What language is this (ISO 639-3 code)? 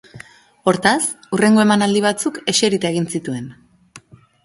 eus